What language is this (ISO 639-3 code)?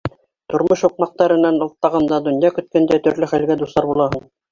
bak